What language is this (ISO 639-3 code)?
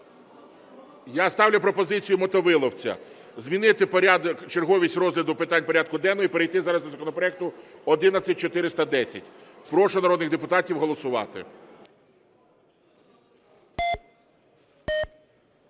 ukr